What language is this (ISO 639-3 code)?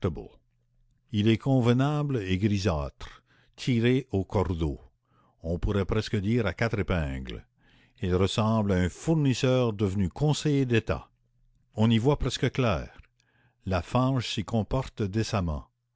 fra